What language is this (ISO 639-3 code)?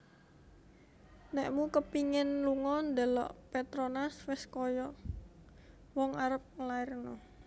jav